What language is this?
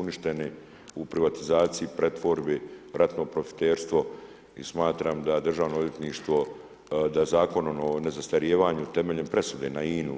Croatian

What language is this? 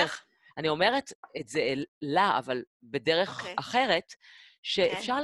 Hebrew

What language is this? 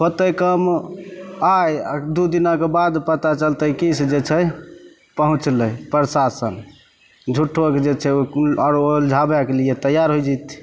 Maithili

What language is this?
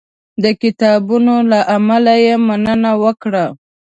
Pashto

